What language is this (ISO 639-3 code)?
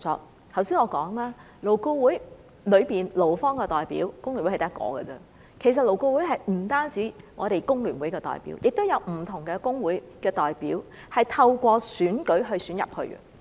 yue